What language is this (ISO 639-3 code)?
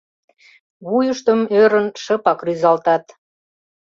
chm